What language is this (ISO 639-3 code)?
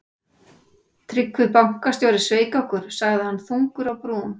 isl